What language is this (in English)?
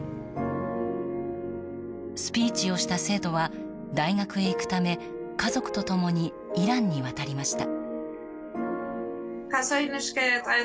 Japanese